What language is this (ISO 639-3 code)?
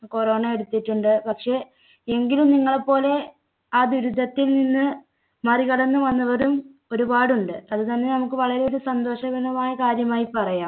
mal